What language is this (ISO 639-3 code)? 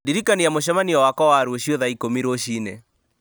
kik